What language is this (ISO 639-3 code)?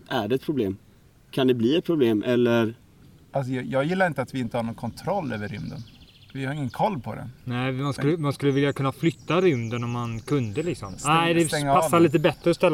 swe